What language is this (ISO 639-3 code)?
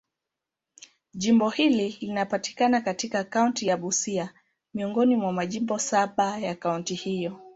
swa